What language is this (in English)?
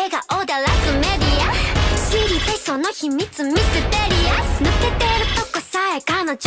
Japanese